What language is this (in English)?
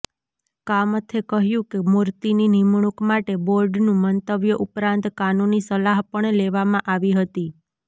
Gujarati